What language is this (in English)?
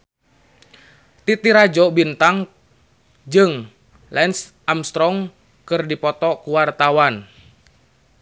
Sundanese